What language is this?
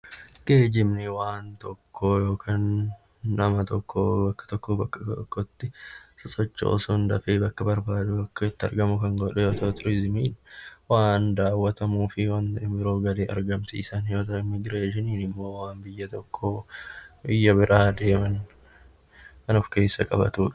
Oromo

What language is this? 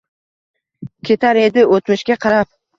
Uzbek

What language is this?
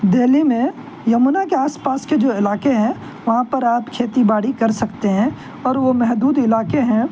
Urdu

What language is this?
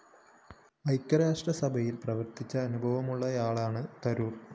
Malayalam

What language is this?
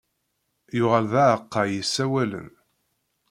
Kabyle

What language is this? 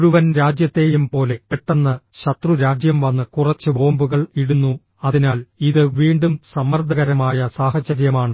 Malayalam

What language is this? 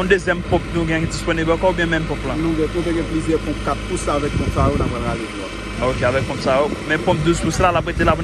French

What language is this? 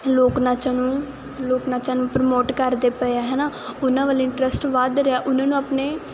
Punjabi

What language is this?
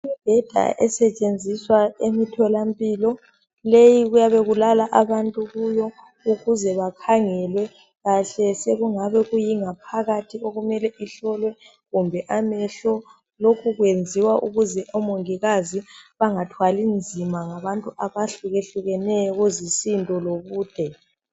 North Ndebele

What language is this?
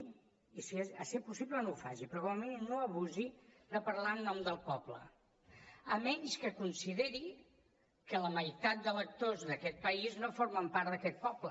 Catalan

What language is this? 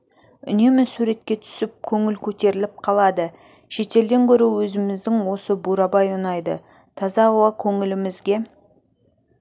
Kazakh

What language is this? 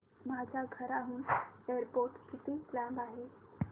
Marathi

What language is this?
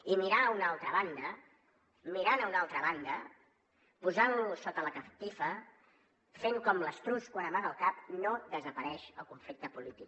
Catalan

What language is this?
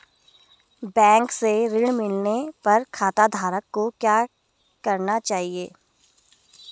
Hindi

